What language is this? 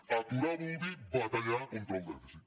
Catalan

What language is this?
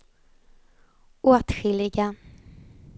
Swedish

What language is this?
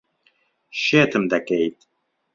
Central Kurdish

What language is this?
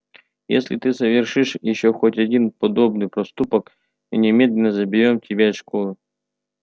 Russian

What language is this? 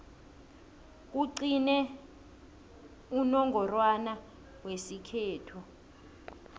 South Ndebele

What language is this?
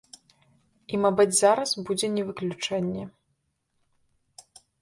Belarusian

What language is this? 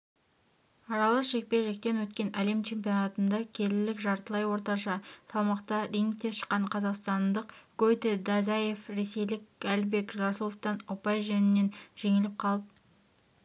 Kazakh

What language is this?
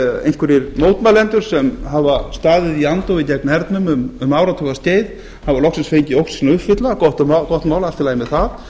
Icelandic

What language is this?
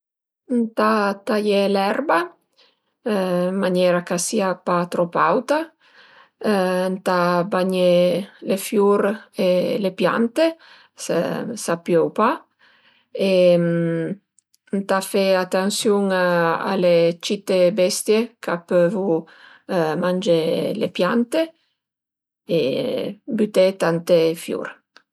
Piedmontese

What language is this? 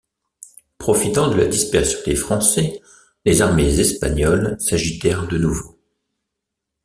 French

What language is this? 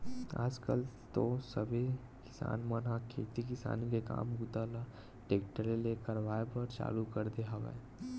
Chhattisgarhi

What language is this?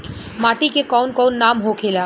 Bhojpuri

